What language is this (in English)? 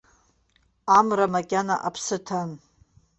Abkhazian